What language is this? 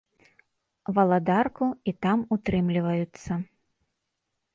Belarusian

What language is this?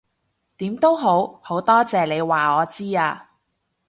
Cantonese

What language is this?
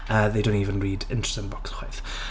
Welsh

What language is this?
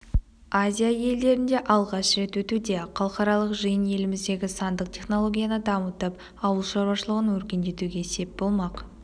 Kazakh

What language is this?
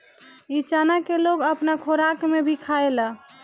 Bhojpuri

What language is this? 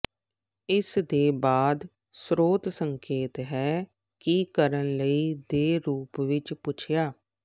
Punjabi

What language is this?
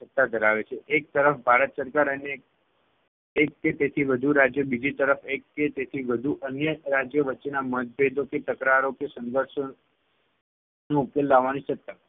Gujarati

